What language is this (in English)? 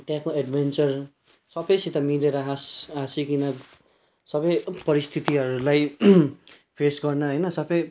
Nepali